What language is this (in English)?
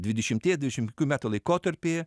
Lithuanian